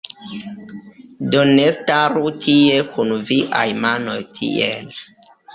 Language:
Esperanto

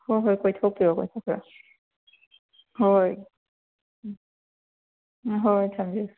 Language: Manipuri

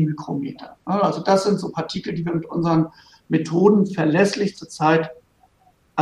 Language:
German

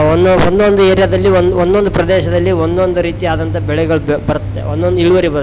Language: Kannada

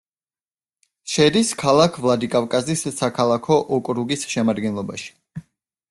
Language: Georgian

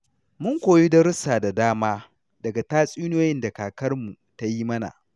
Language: Hausa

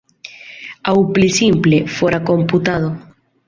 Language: Esperanto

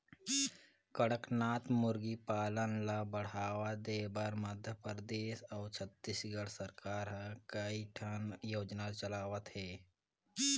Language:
Chhattisgarhi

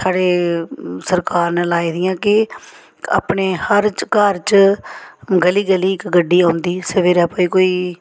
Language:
Dogri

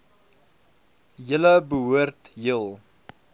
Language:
Afrikaans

